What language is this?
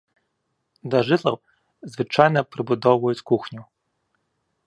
Belarusian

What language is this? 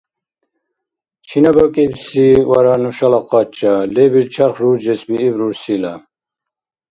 Dargwa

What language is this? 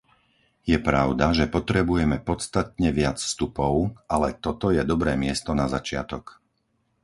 Slovak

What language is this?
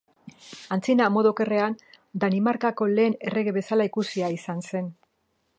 Basque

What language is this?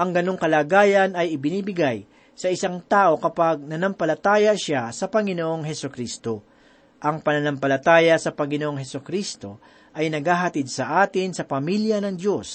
Filipino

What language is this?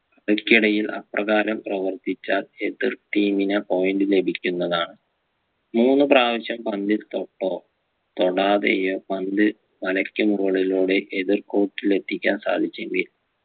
Malayalam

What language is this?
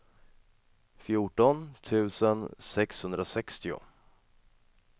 Swedish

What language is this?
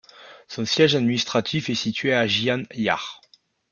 French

